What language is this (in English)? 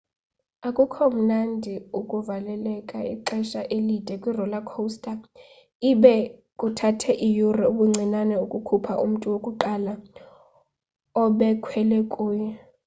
Xhosa